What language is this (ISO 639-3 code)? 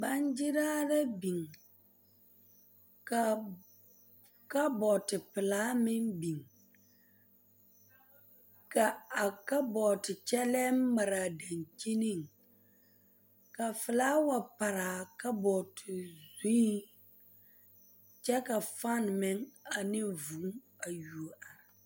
dga